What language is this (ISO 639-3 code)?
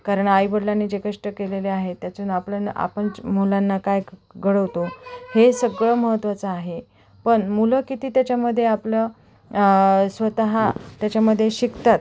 mar